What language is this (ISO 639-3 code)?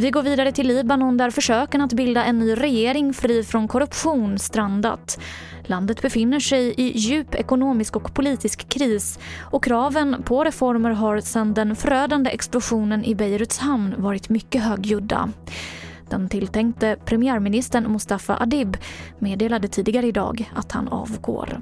swe